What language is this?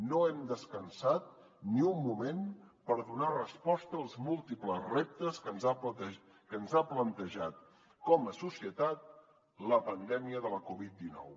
Catalan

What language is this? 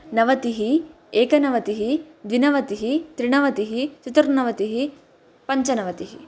Sanskrit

